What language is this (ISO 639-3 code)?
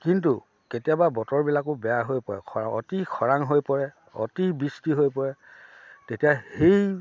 asm